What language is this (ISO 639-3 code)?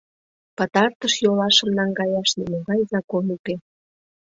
chm